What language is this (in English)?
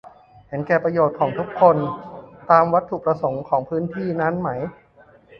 Thai